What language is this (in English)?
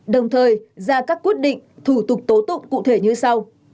Vietnamese